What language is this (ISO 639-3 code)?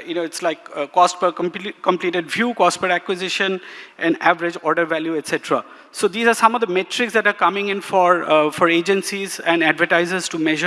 eng